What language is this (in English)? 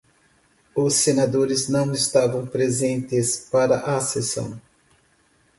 Portuguese